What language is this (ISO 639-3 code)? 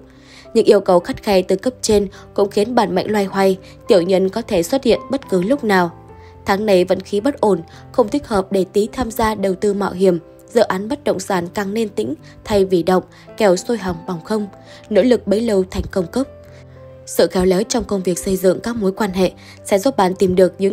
vie